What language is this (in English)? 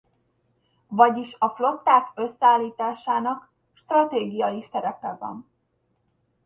Hungarian